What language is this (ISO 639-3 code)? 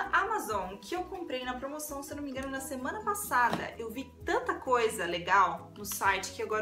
por